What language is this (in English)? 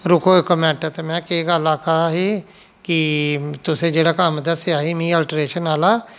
Dogri